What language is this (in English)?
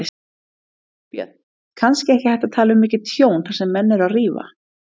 Icelandic